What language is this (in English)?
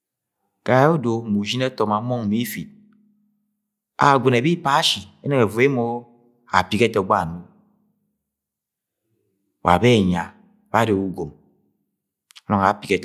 Agwagwune